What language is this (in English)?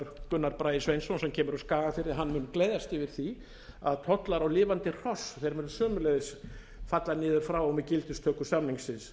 Icelandic